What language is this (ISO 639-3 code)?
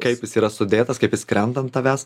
lit